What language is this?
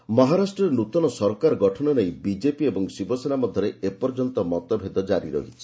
Odia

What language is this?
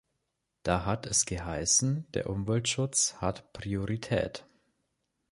German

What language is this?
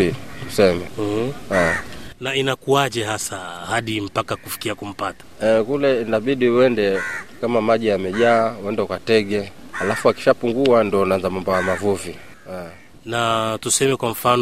Swahili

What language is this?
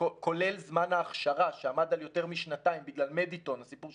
Hebrew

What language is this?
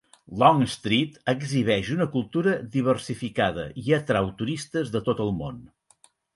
Catalan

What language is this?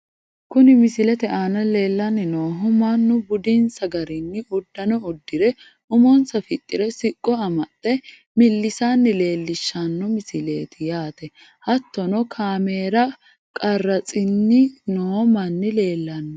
Sidamo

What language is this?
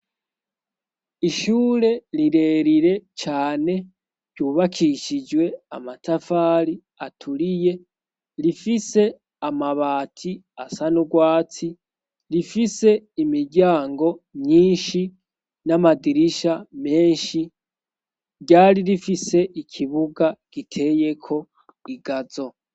Rundi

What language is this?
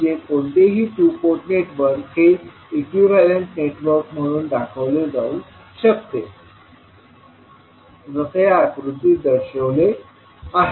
Marathi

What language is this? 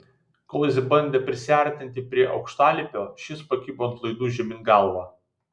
Lithuanian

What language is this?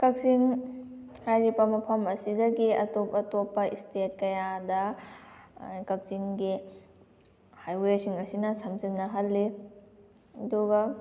Manipuri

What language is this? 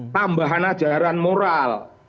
Indonesian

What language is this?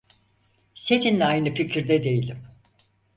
Turkish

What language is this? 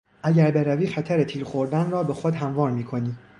Persian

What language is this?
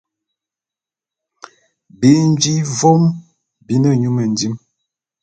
Bulu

